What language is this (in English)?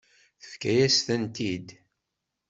Kabyle